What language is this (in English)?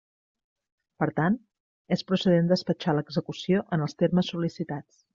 Catalan